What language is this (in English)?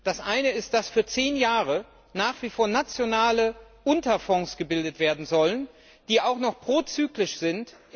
German